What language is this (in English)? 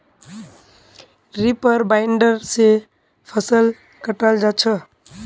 Magahi